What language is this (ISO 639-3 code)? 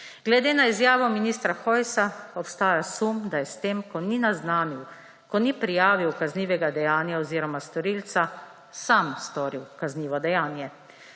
slv